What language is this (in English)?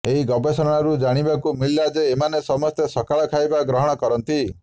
Odia